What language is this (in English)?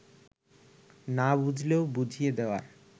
Bangla